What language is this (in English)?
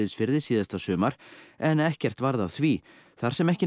Icelandic